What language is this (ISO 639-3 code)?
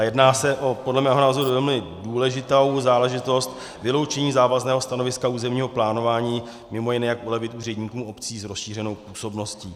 ces